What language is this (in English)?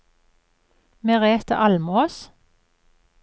Norwegian